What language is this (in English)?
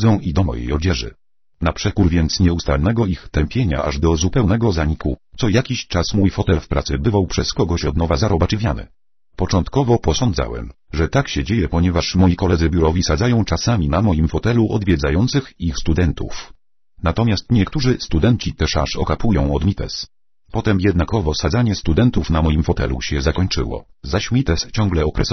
Polish